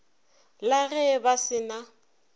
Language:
Northern Sotho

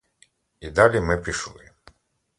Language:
Ukrainian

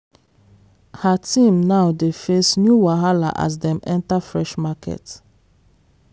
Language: Nigerian Pidgin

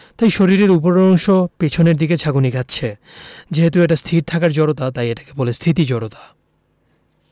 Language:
Bangla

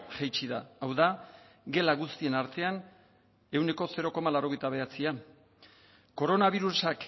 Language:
Basque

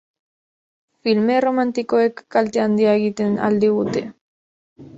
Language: Basque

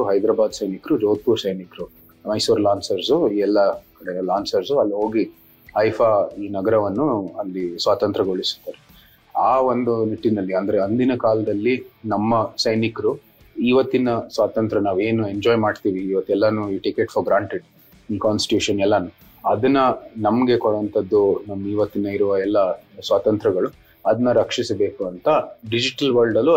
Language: Kannada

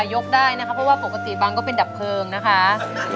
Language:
Thai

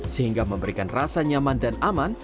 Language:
Indonesian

